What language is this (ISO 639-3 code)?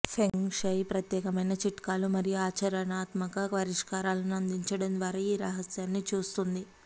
tel